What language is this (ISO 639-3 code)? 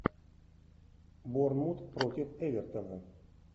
rus